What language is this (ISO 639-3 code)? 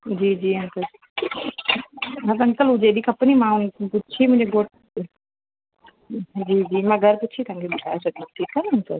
snd